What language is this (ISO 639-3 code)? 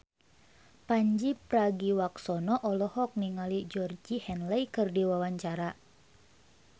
sun